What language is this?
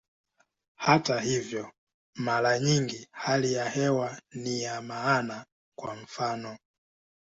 Swahili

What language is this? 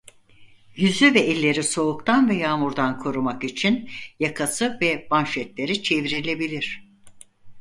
Turkish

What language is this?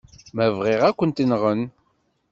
Kabyle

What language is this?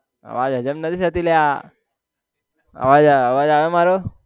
Gujarati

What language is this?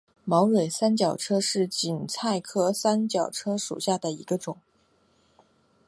Chinese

